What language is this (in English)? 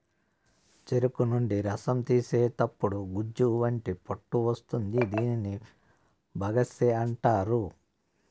Telugu